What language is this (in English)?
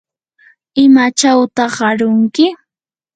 Yanahuanca Pasco Quechua